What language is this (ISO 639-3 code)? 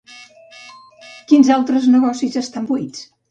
cat